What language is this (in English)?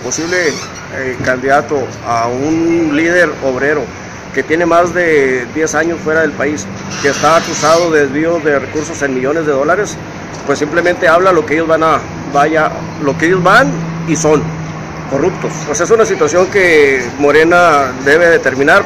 Spanish